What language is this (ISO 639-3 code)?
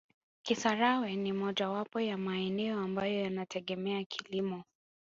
swa